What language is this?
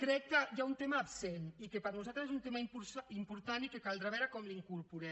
Catalan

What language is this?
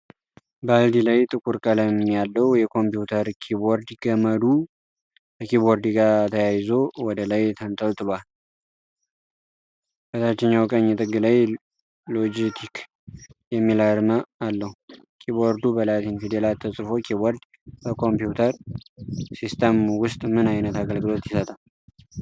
Amharic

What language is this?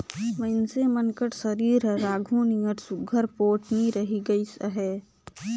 Chhattisgarhi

